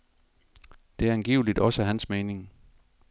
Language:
Danish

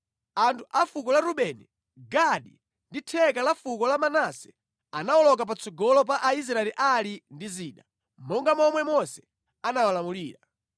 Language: Nyanja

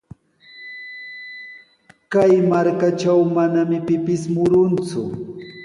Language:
Sihuas Ancash Quechua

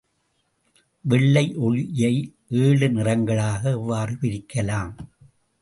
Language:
Tamil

